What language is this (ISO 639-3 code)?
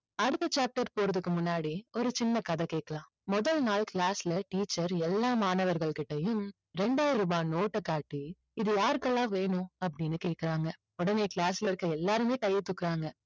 tam